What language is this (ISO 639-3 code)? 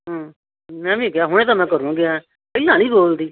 pan